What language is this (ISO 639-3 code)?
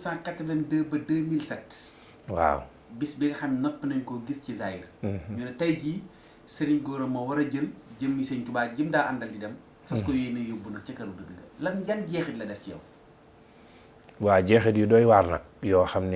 ind